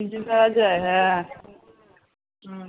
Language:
Bangla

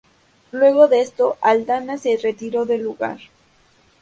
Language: Spanish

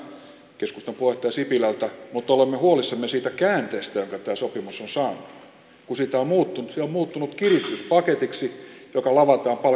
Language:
Finnish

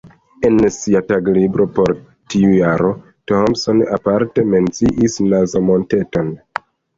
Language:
Esperanto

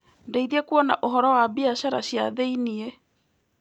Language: Kikuyu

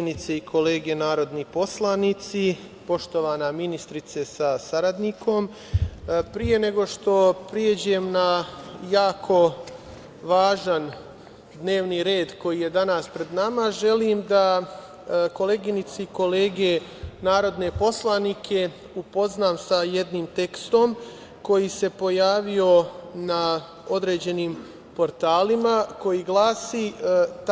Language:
Serbian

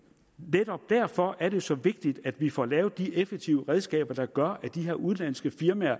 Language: Danish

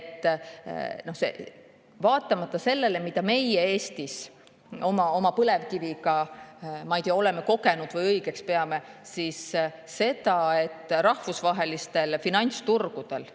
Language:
Estonian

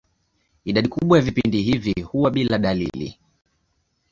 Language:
Swahili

